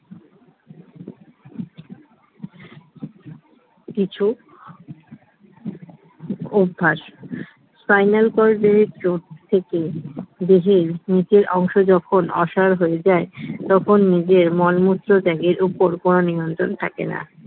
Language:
Bangla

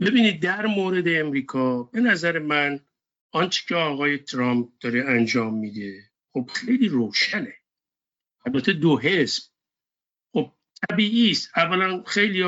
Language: Persian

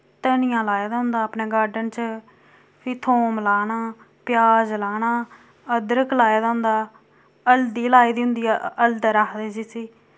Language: Dogri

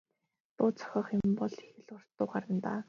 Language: Mongolian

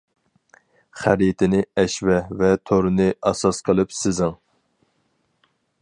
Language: Uyghur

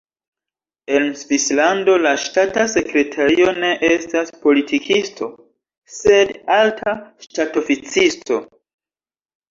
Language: Esperanto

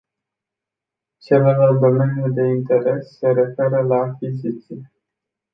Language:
Romanian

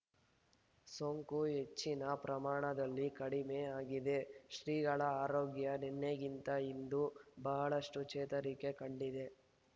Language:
Kannada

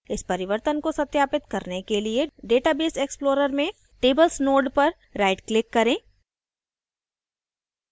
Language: Hindi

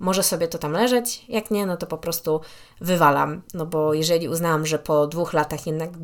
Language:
Polish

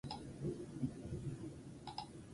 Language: Basque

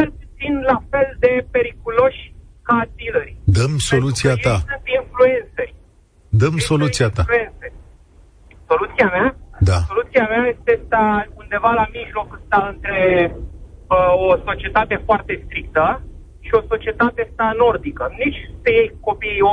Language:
Romanian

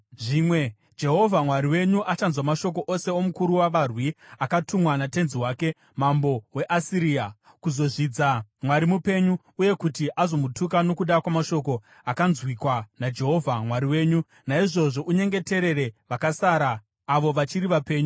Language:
Shona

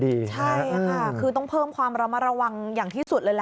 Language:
Thai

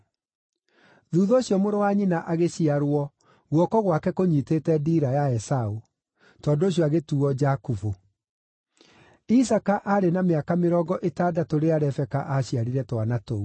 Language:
Kikuyu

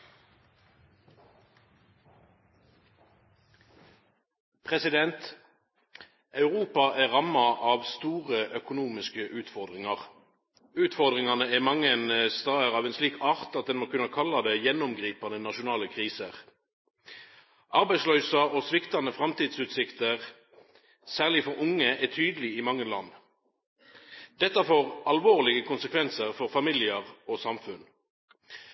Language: Norwegian Nynorsk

